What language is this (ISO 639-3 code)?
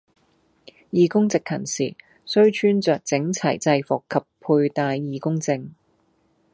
yue